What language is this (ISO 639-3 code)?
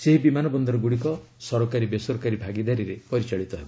ori